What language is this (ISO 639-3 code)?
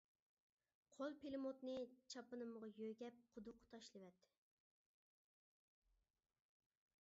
uig